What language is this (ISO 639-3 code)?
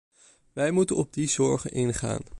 nld